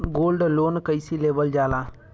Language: Bhojpuri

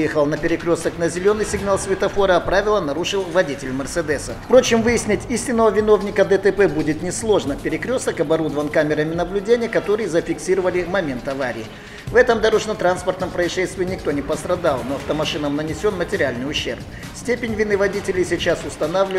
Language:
Russian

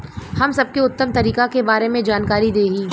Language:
Bhojpuri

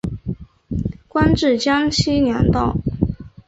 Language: Chinese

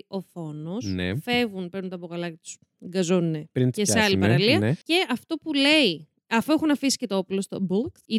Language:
Greek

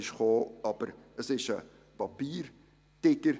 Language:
Swiss German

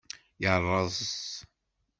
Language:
Kabyle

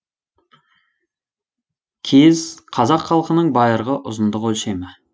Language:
Kazakh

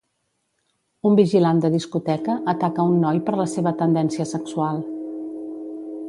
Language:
Catalan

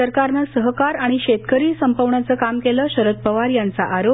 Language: Marathi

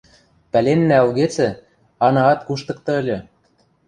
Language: Western Mari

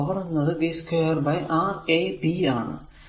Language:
Malayalam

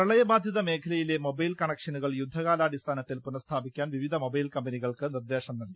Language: Malayalam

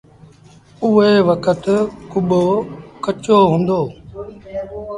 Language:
Sindhi Bhil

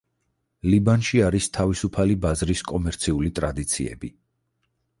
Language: Georgian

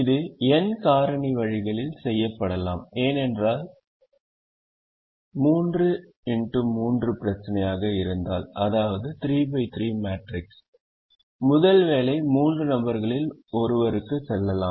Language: Tamil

